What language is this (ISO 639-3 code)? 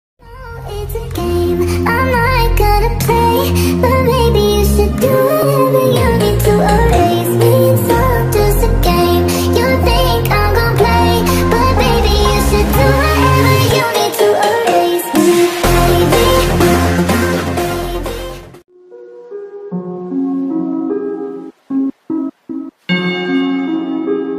pol